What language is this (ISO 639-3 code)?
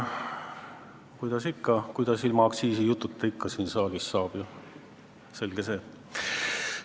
est